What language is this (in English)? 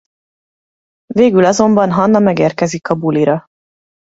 Hungarian